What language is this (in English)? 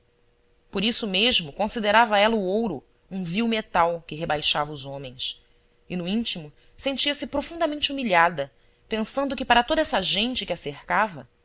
Portuguese